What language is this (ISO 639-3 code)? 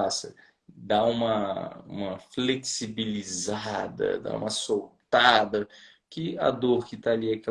por